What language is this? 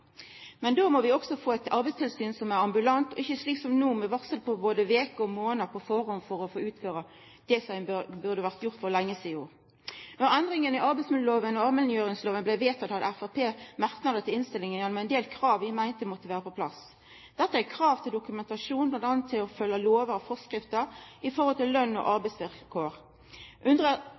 Norwegian Nynorsk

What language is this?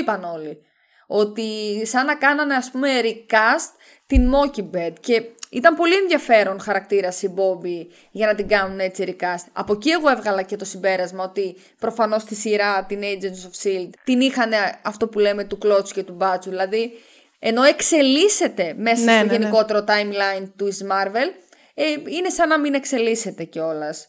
Greek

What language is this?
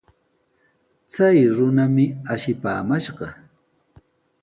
Sihuas Ancash Quechua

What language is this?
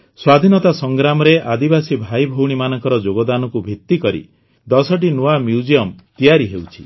Odia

